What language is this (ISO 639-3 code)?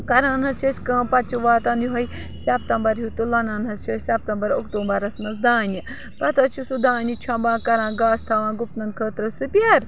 kas